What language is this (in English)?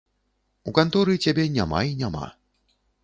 Belarusian